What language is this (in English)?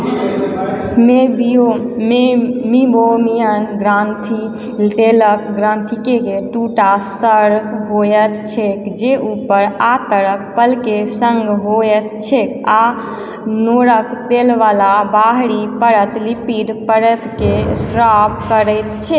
Maithili